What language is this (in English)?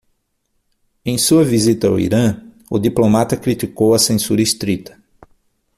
Portuguese